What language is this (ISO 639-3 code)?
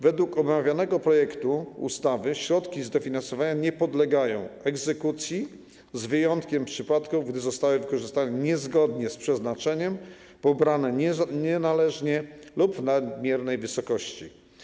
pol